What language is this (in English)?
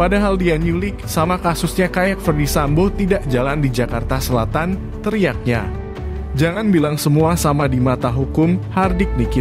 Indonesian